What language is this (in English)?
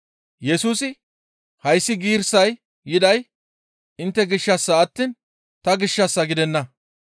Gamo